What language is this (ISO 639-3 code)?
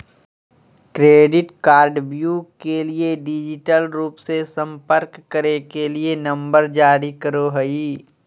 mag